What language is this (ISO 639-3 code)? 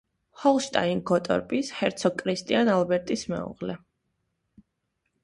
kat